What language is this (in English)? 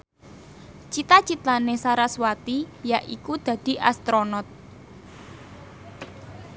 Javanese